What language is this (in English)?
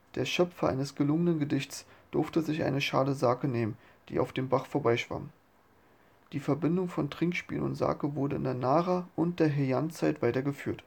German